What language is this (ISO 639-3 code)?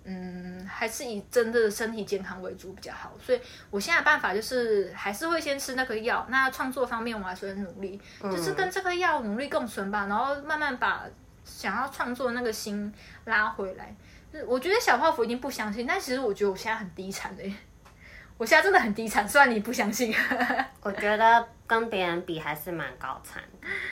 zho